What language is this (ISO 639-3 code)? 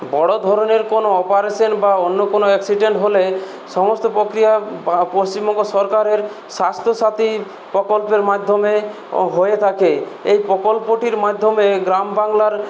ben